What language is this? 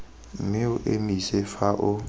Tswana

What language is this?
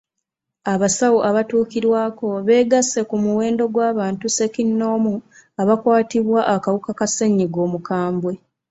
Ganda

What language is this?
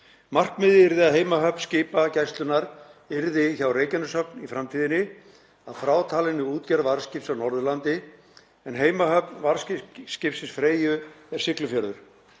Icelandic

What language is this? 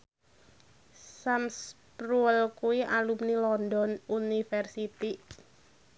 Javanese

